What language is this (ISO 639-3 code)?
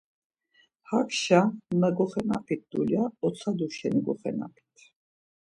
lzz